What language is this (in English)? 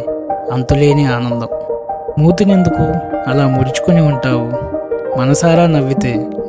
Telugu